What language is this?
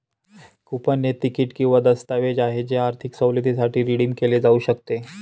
Marathi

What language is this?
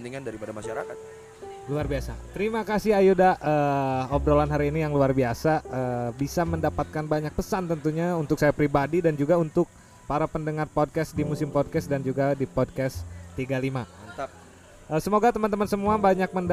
Indonesian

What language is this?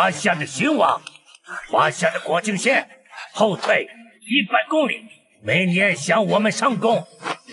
Chinese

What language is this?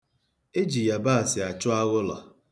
Igbo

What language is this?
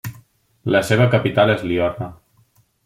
Catalan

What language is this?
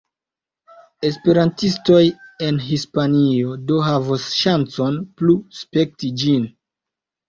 Esperanto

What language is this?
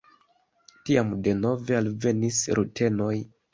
Esperanto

